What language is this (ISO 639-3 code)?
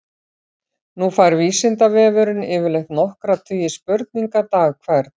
isl